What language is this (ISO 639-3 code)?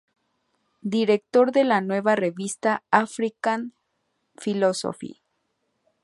spa